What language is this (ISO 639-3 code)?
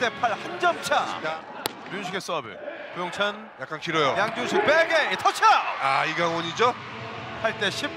kor